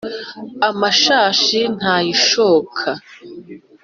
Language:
Kinyarwanda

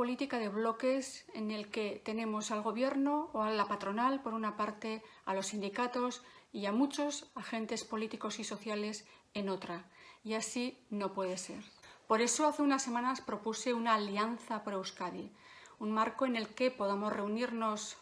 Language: Spanish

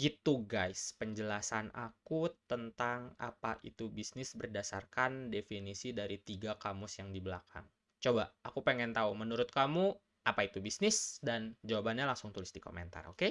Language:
Indonesian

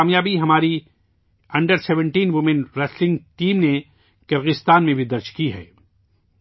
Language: Urdu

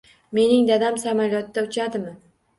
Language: Uzbek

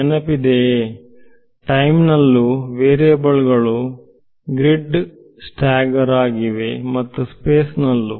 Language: Kannada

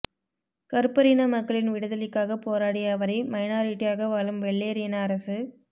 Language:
Tamil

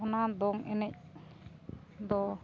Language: Santali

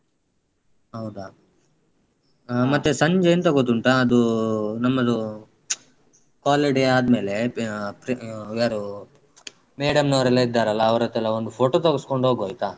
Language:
Kannada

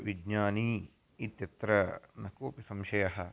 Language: Sanskrit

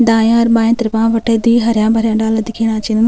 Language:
Garhwali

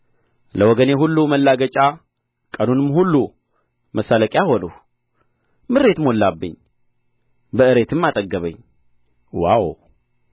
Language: Amharic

